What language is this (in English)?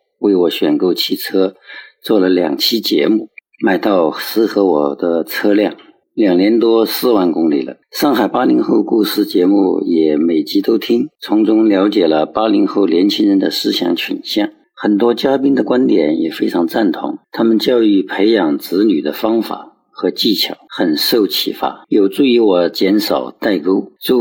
Chinese